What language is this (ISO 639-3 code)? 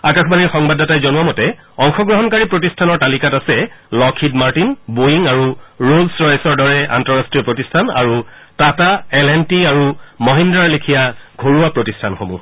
asm